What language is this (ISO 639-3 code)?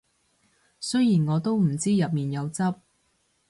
yue